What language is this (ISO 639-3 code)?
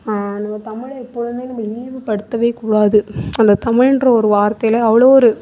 tam